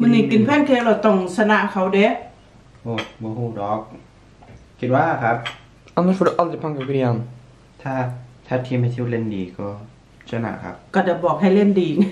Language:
Thai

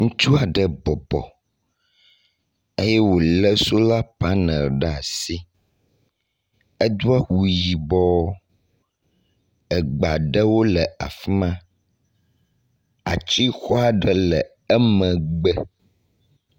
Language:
Ewe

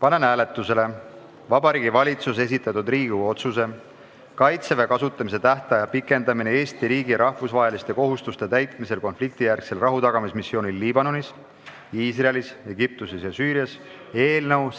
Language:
Estonian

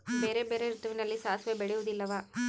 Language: Kannada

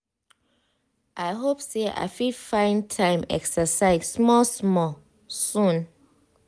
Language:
Nigerian Pidgin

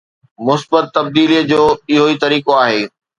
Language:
Sindhi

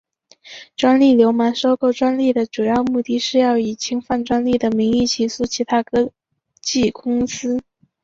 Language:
Chinese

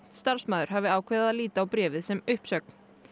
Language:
Icelandic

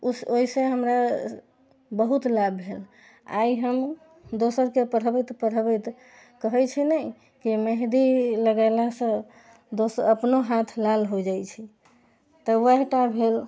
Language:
Maithili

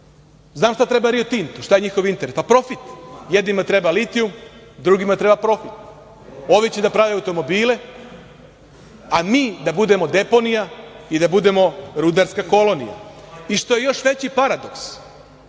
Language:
Serbian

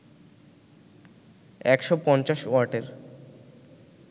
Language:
Bangla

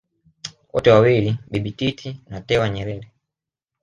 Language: Swahili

